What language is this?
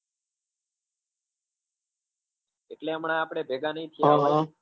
Gujarati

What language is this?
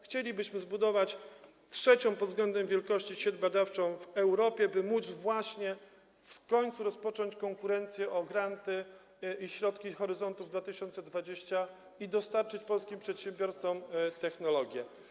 Polish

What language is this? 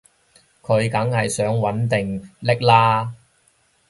Cantonese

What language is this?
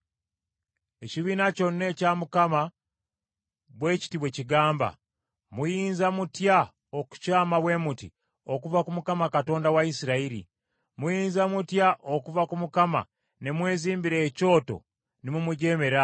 Ganda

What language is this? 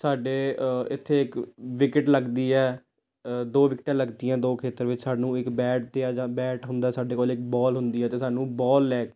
Punjabi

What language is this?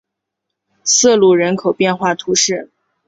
Chinese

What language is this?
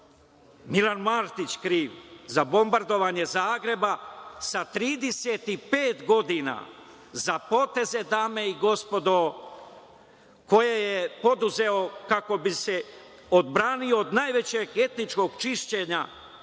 Serbian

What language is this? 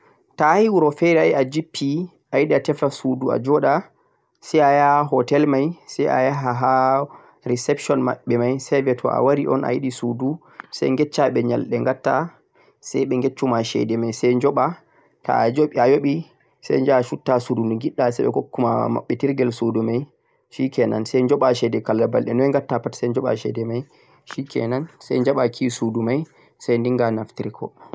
Central-Eastern Niger Fulfulde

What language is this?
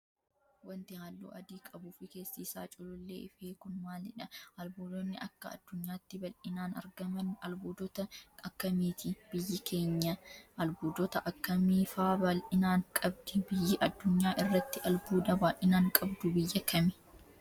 Oromo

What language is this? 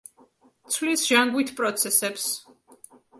Georgian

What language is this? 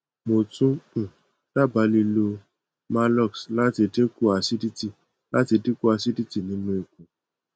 Yoruba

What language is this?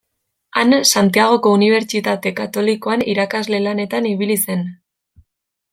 Basque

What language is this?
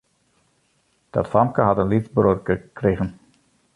Western Frisian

